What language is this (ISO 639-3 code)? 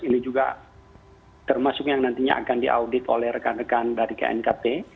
ind